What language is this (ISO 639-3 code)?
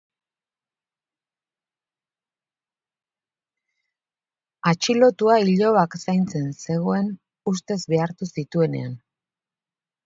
eus